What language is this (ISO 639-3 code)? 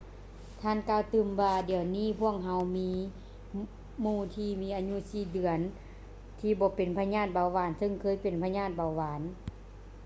lao